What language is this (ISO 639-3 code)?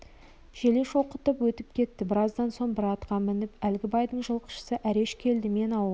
kaz